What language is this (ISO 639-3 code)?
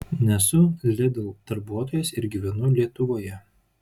lit